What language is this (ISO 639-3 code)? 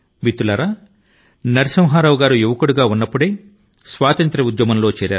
tel